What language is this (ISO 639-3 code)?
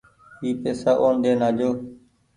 gig